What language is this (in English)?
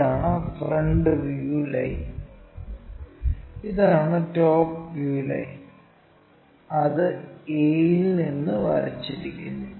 Malayalam